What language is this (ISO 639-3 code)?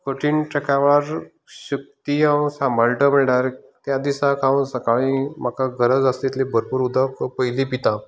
kok